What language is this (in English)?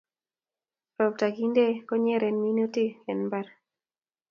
Kalenjin